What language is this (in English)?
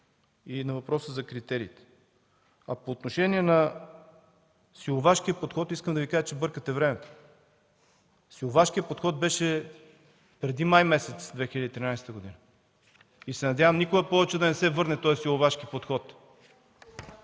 Bulgarian